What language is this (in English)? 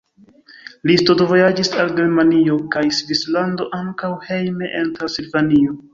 Esperanto